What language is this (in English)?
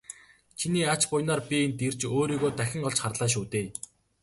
Mongolian